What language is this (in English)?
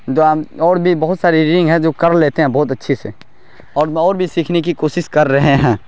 Urdu